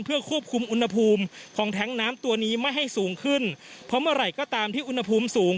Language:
Thai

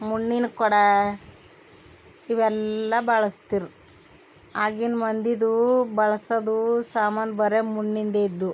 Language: Kannada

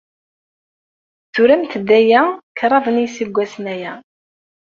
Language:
Kabyle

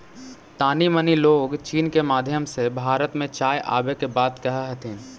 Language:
Magahi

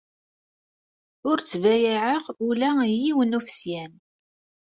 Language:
Kabyle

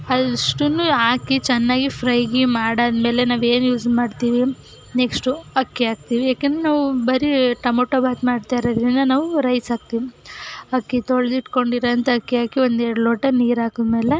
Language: Kannada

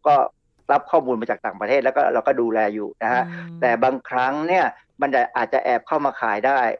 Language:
Thai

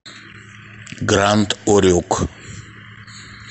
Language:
Russian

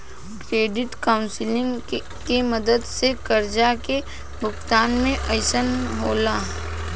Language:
Bhojpuri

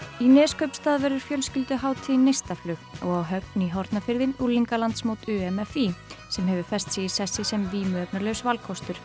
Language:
Icelandic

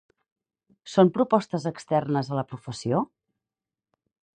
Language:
Catalan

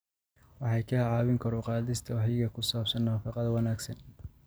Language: Somali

